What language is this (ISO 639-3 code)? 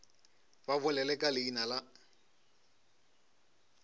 nso